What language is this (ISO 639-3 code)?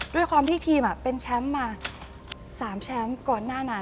tha